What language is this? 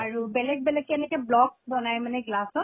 Assamese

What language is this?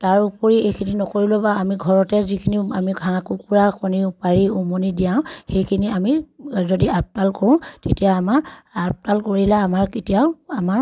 Assamese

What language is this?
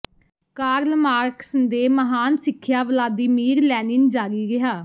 Punjabi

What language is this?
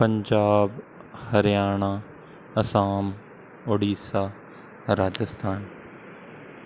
Punjabi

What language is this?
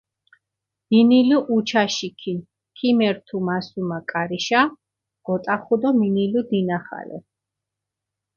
Mingrelian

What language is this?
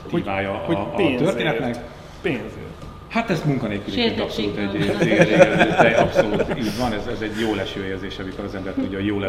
Hungarian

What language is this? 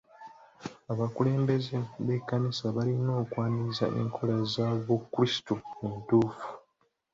Ganda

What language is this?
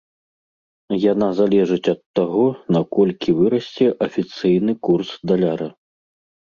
Belarusian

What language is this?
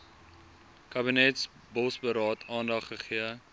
Afrikaans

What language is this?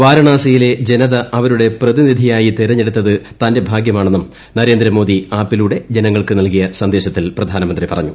Malayalam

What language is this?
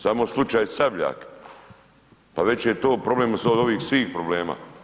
Croatian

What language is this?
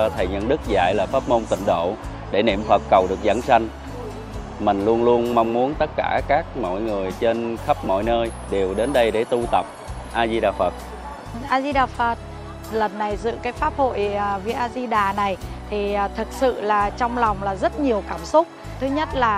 Vietnamese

